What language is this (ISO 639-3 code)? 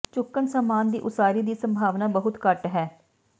pan